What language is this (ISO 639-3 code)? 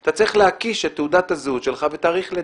heb